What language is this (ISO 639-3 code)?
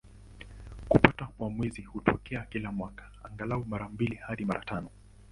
swa